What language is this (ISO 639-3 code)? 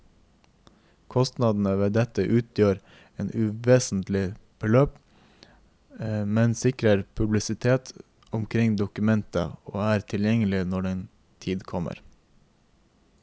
nor